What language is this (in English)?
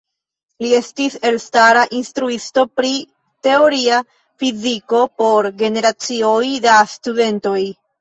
Esperanto